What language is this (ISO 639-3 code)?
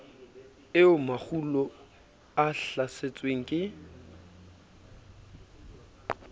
sot